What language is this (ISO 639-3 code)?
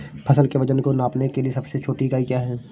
hin